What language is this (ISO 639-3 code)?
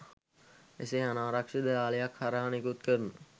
sin